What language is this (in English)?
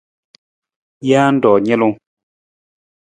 Nawdm